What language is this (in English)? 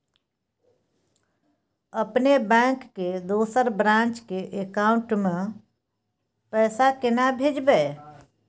Maithili